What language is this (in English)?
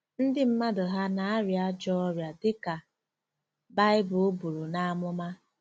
Igbo